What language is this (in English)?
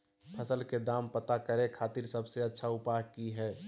Magahi